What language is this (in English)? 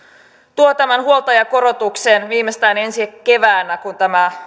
Finnish